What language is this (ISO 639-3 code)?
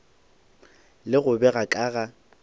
nso